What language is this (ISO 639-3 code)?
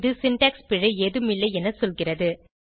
tam